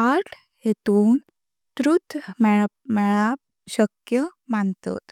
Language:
Konkani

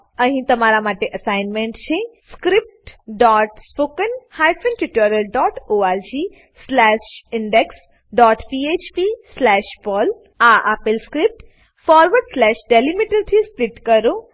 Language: Gujarati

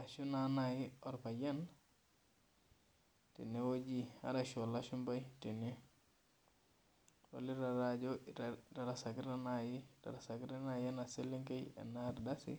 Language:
Masai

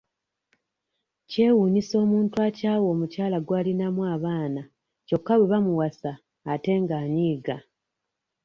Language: Ganda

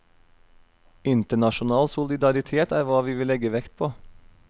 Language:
Norwegian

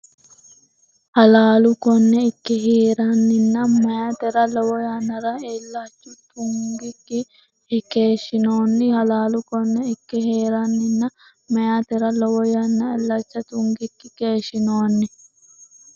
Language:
Sidamo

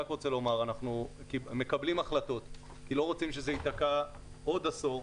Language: Hebrew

